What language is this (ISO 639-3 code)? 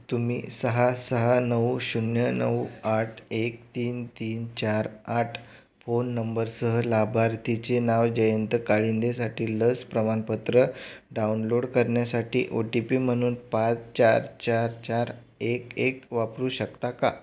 mar